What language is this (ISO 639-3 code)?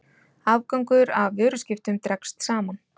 isl